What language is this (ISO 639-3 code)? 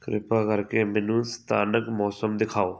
pan